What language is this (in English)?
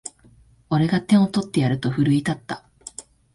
Japanese